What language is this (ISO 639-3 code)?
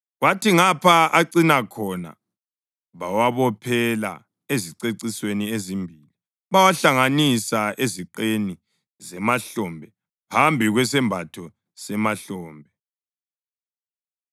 nde